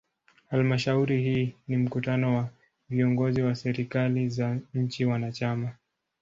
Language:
Swahili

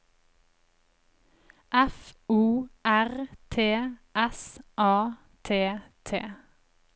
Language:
Norwegian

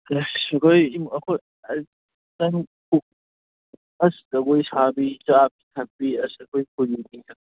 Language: Manipuri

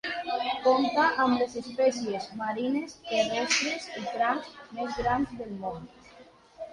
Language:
Catalan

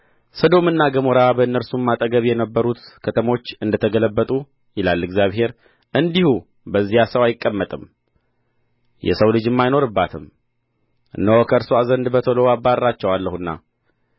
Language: Amharic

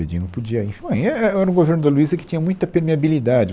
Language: Portuguese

